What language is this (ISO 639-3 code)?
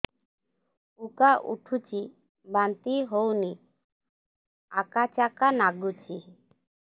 ori